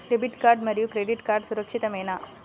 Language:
Telugu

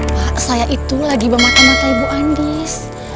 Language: Indonesian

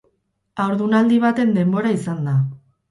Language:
Basque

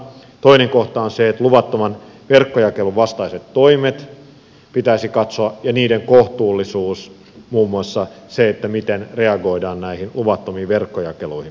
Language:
Finnish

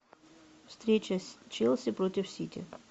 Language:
Russian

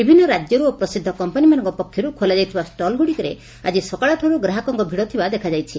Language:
Odia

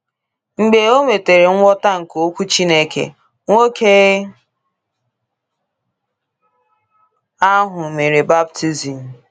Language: Igbo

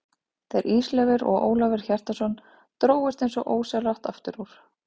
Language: Icelandic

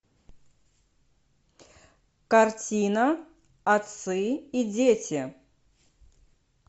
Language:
Russian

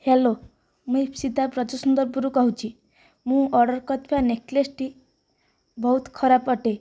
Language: Odia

